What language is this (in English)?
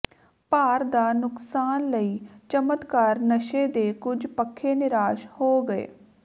Punjabi